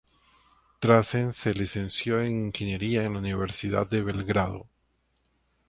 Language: Spanish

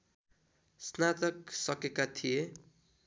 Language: Nepali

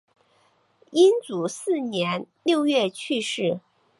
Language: Chinese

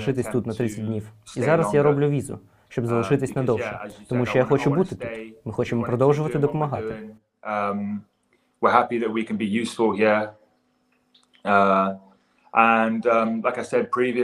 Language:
Ukrainian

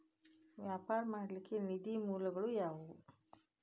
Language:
Kannada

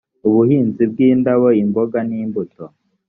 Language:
Kinyarwanda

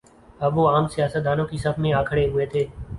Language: Urdu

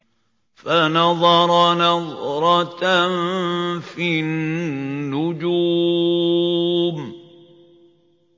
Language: Arabic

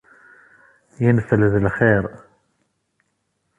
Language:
Kabyle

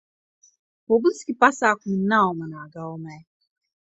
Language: Latvian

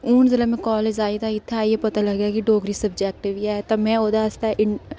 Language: Dogri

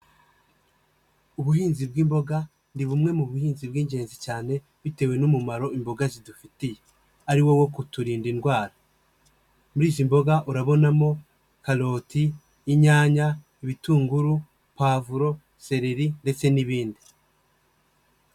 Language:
Kinyarwanda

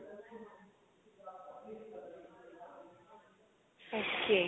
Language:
Punjabi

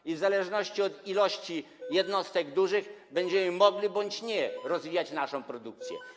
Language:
Polish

